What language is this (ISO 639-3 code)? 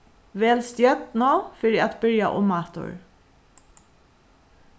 fao